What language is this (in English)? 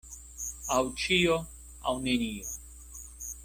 Esperanto